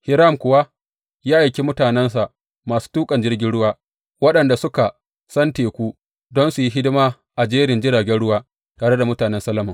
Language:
Hausa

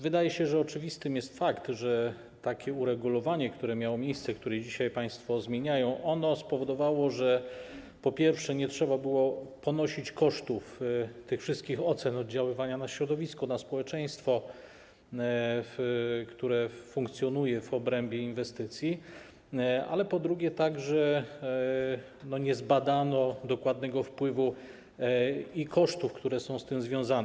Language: Polish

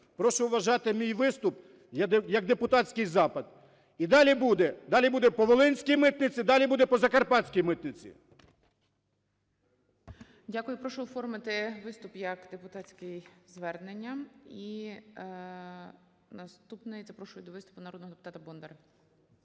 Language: Ukrainian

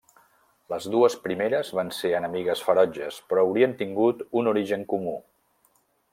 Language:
Catalan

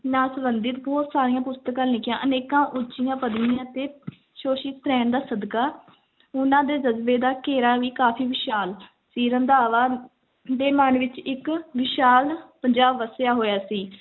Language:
Punjabi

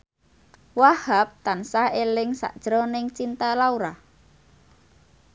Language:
Javanese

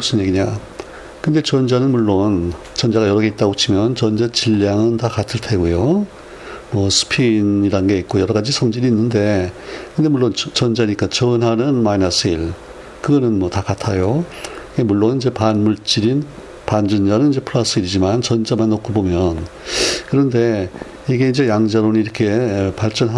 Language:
Korean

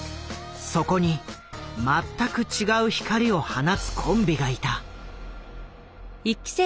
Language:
Japanese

